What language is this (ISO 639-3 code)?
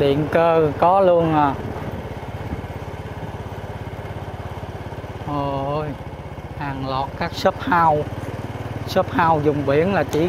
vie